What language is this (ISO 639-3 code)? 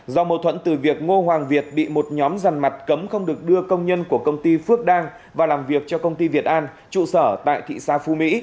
vie